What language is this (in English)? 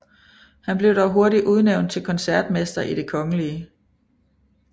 Danish